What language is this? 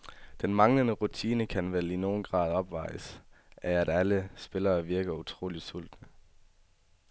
Danish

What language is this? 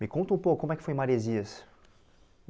Portuguese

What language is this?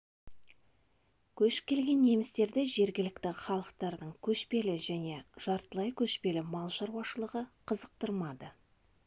Kazakh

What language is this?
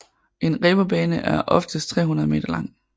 Danish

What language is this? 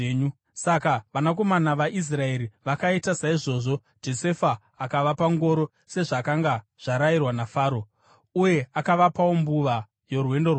Shona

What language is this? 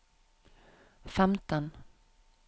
Norwegian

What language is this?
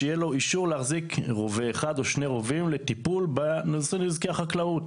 Hebrew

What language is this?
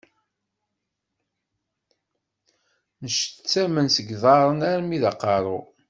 Kabyle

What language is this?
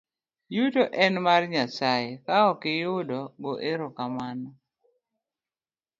Luo (Kenya and Tanzania)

